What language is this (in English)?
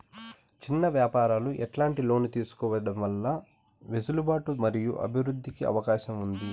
Telugu